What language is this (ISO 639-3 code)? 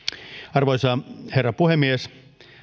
fin